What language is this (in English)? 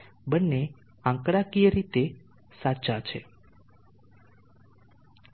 Gujarati